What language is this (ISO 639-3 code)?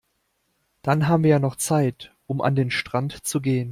deu